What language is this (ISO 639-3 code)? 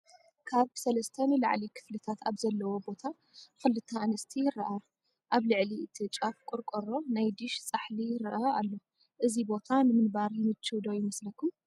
tir